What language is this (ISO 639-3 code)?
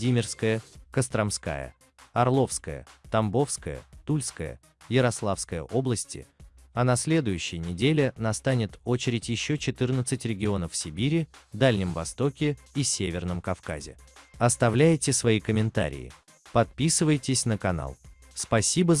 rus